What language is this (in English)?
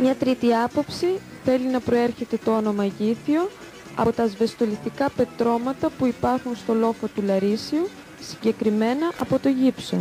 Greek